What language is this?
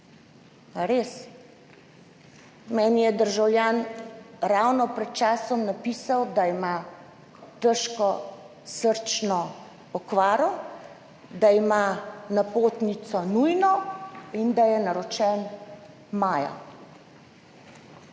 Slovenian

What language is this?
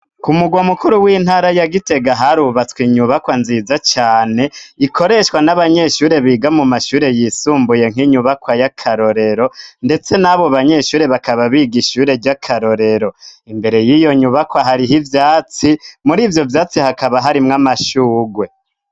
Rundi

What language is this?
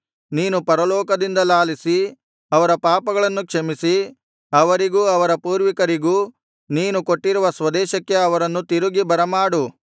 Kannada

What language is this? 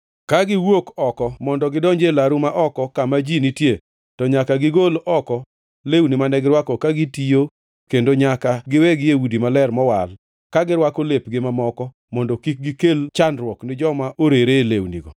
Luo (Kenya and Tanzania)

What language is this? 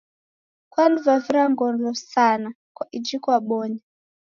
Taita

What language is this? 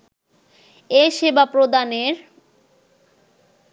Bangla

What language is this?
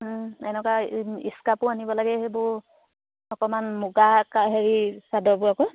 Assamese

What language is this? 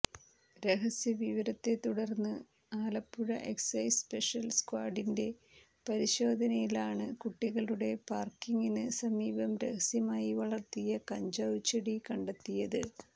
Malayalam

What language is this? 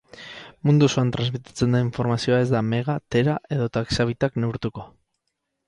Basque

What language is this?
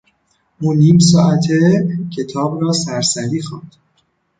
Persian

